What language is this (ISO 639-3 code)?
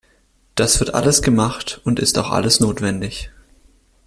deu